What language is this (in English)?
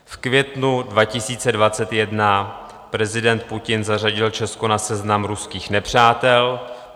Czech